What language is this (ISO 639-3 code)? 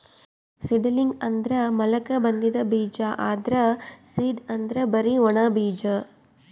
kan